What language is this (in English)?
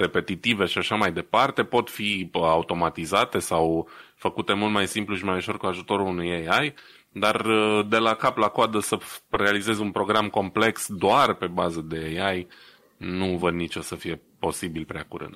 Romanian